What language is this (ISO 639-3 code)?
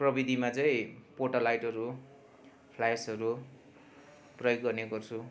nep